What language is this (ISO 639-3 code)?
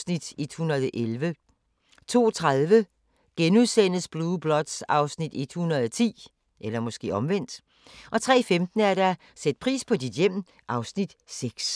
dan